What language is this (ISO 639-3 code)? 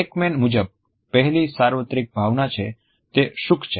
guj